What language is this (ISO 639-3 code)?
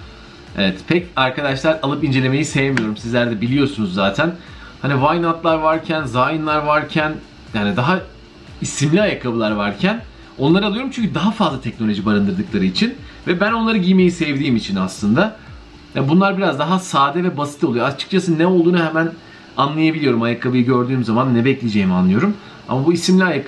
tur